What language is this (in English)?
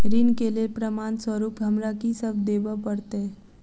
Maithili